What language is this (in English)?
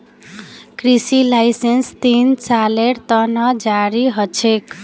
Magahi